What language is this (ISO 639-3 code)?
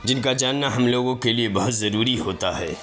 urd